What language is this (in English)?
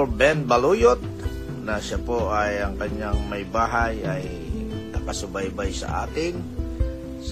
Filipino